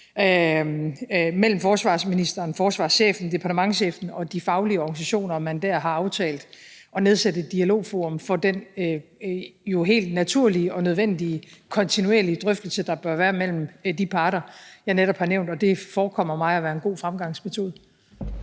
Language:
Danish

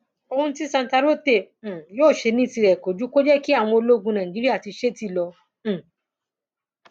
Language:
Yoruba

